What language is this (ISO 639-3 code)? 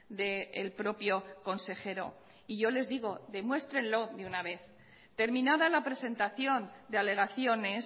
spa